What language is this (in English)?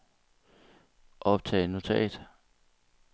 Danish